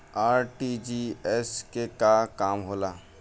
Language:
Bhojpuri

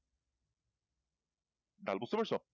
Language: Bangla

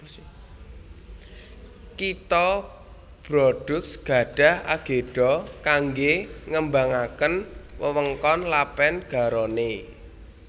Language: Javanese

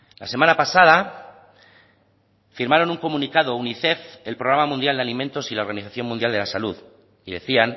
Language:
Spanish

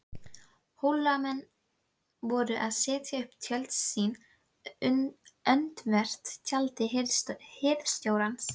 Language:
Icelandic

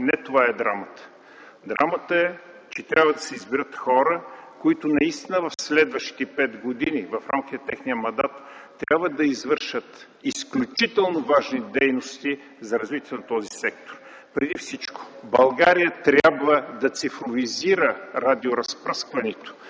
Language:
Bulgarian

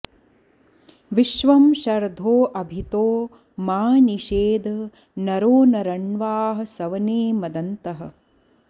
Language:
Sanskrit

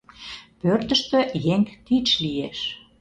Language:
Mari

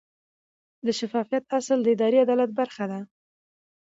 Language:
Pashto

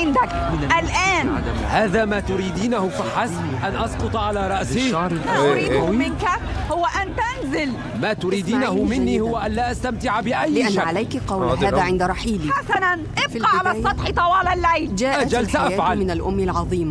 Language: Arabic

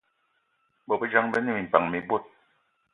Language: Eton (Cameroon)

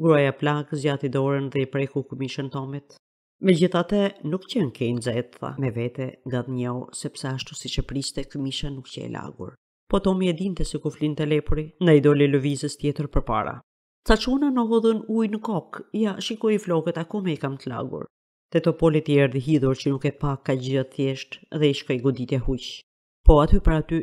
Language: Greek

